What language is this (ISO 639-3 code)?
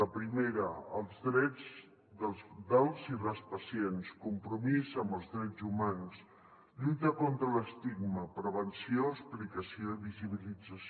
cat